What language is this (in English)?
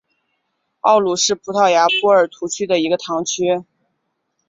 Chinese